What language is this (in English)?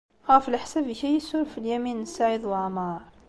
Kabyle